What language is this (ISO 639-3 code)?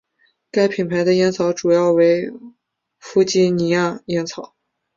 zho